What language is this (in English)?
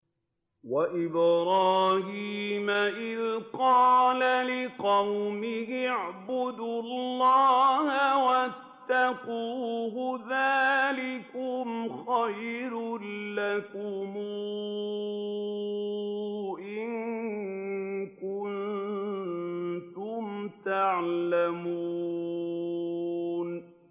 Arabic